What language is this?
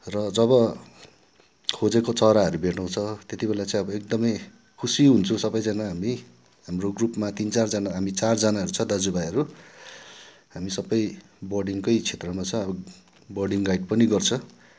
Nepali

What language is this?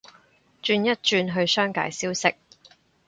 Cantonese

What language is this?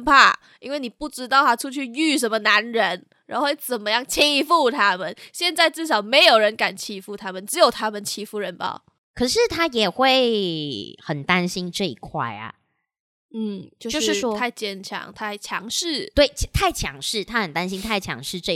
Chinese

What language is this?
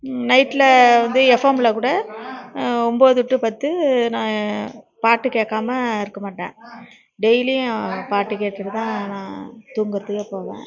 Tamil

